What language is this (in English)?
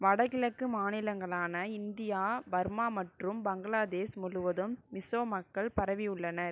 Tamil